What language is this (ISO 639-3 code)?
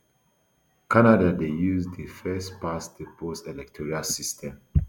pcm